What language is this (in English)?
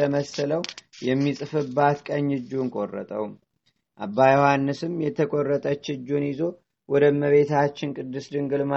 Amharic